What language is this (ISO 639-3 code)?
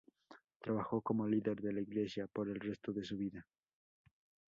spa